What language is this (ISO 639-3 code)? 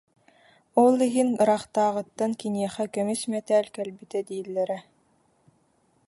sah